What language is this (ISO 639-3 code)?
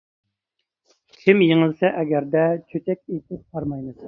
uig